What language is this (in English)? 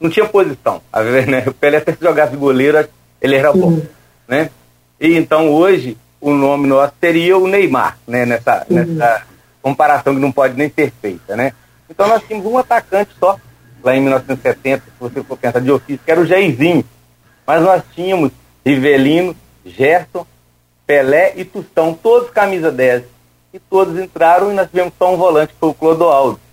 Portuguese